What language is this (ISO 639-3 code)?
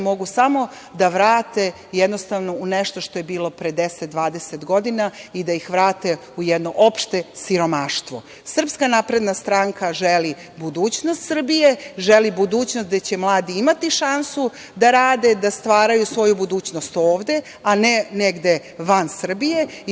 srp